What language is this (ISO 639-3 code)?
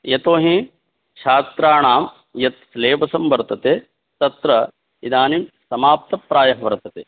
san